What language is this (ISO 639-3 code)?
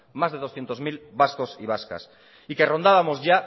spa